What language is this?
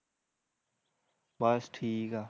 Punjabi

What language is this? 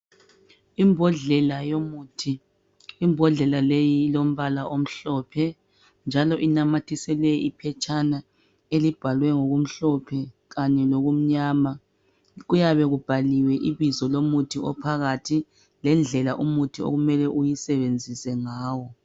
North Ndebele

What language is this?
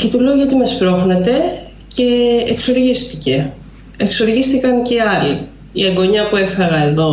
Greek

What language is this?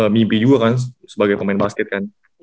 Indonesian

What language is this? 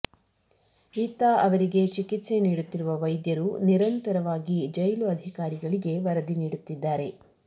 Kannada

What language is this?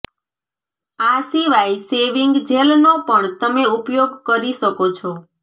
Gujarati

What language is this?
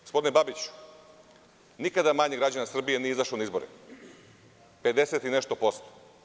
Serbian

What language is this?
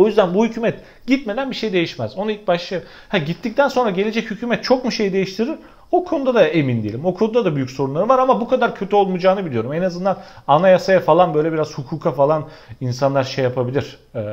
Turkish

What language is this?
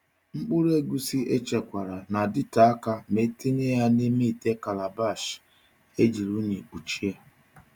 Igbo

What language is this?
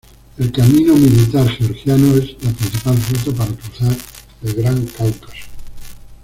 Spanish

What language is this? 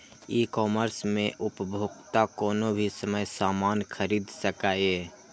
Maithili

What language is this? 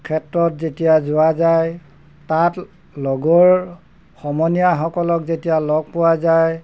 Assamese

